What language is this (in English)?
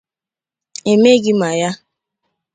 Igbo